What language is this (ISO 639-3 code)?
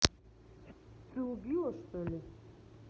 rus